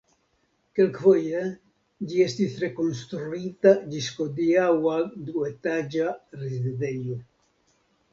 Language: Esperanto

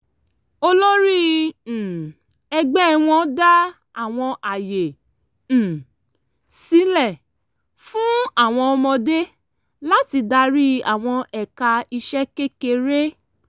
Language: Yoruba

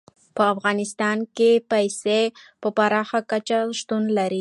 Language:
Pashto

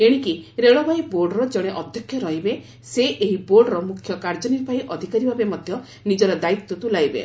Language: Odia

